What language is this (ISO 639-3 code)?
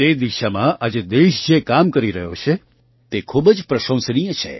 guj